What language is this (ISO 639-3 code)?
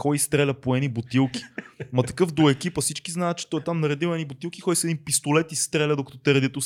bul